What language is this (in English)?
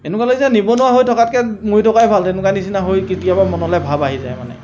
Assamese